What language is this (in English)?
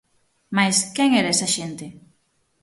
Galician